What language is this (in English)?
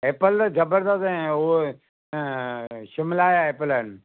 Sindhi